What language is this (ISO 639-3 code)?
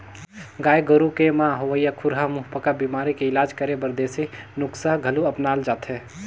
hne